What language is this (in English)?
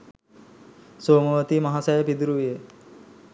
Sinhala